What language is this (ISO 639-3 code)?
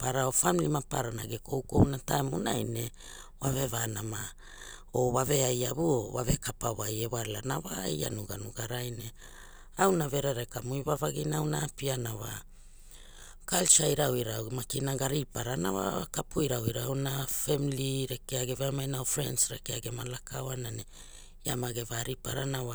hul